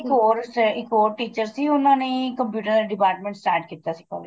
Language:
Punjabi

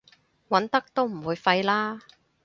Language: Cantonese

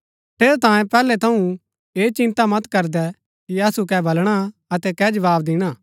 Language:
Gaddi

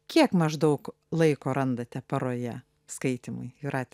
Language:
Lithuanian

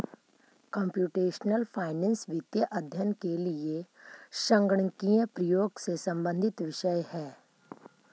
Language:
Magahi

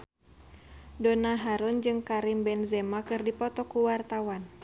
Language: Sundanese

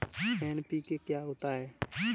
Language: Hindi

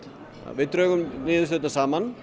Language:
Icelandic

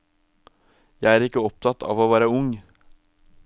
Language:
Norwegian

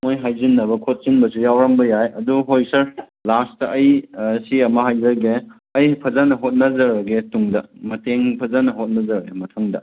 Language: Manipuri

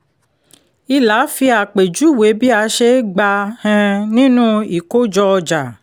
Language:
Yoruba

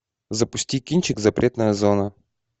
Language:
Russian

